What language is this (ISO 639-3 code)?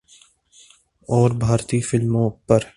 urd